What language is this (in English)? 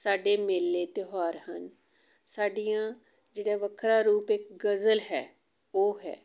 Punjabi